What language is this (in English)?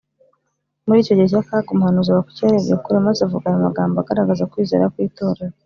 Kinyarwanda